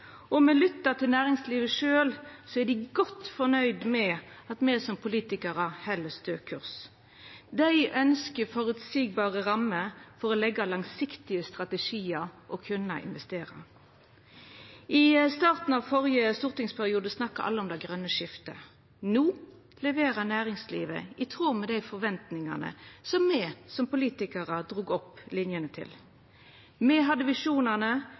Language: Norwegian Nynorsk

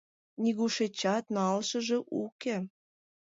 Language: Mari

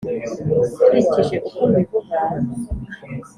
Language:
Kinyarwanda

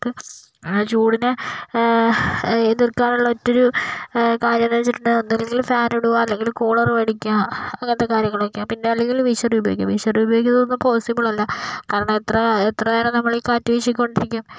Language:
Malayalam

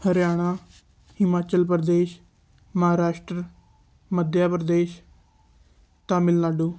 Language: Punjabi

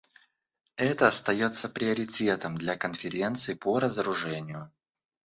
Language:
Russian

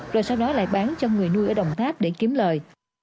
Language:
Vietnamese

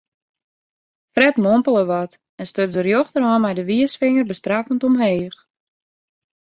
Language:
Western Frisian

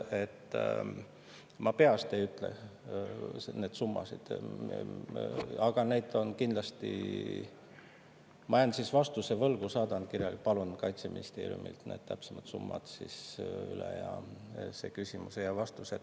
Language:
Estonian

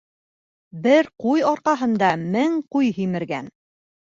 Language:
Bashkir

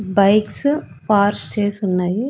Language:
Telugu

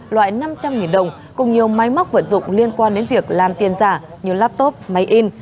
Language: Vietnamese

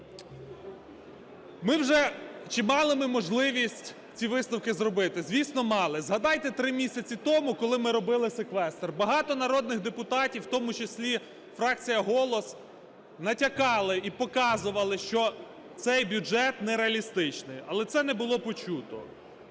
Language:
Ukrainian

